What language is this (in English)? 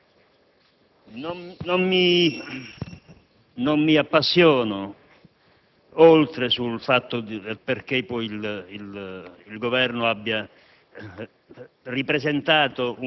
Italian